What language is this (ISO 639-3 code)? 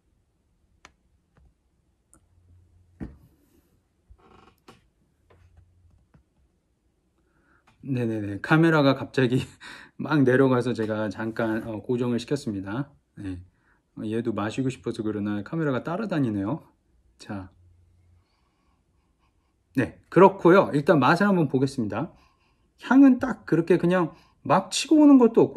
kor